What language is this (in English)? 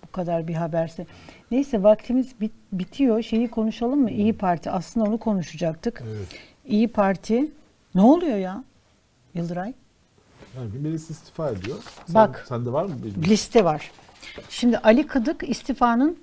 Turkish